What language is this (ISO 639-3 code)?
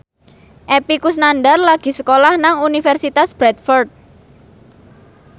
jav